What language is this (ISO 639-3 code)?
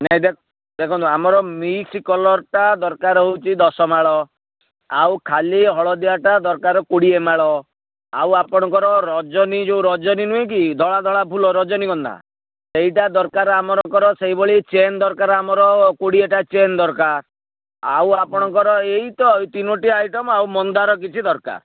ori